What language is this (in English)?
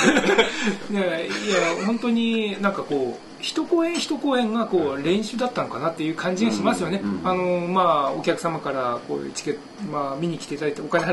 Japanese